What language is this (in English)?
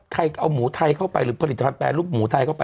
Thai